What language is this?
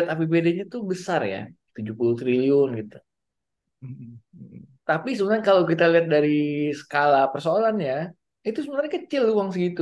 Indonesian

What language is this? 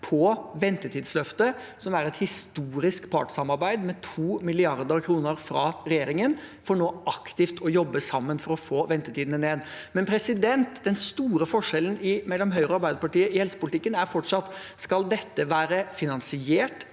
Norwegian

